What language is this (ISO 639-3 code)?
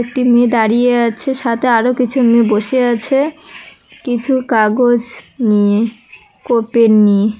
ben